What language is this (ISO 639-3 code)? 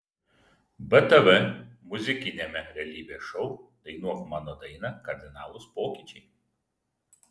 lit